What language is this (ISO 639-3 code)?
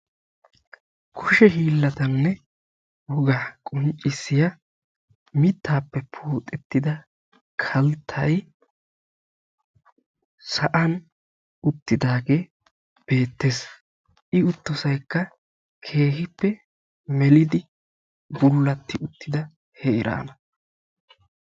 wal